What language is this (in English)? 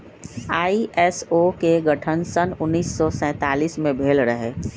Magahi